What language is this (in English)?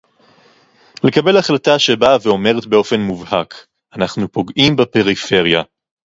Hebrew